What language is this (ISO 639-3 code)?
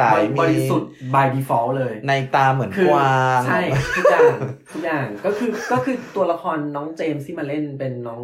tha